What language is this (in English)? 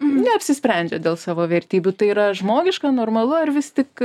Lithuanian